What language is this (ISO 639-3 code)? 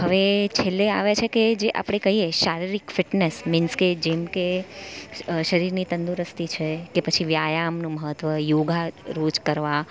guj